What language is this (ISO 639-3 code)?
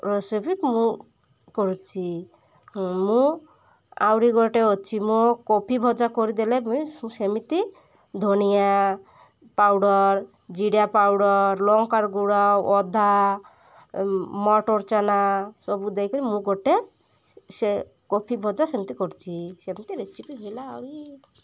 ori